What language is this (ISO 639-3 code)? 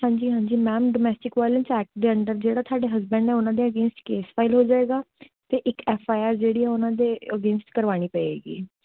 pan